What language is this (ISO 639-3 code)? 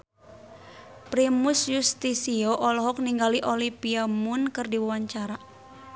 sun